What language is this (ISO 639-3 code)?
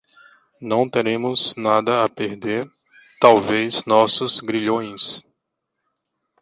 por